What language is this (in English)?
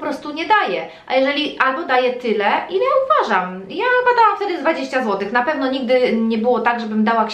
Polish